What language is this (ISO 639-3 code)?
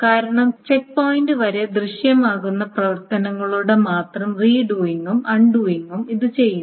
mal